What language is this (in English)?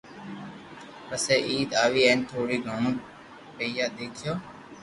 Loarki